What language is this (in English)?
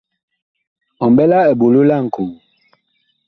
Bakoko